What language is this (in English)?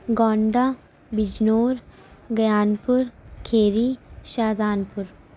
Urdu